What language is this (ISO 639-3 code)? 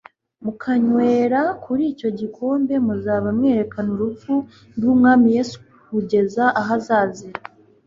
kin